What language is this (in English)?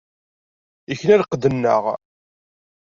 Kabyle